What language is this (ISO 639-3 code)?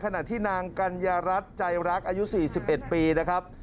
tha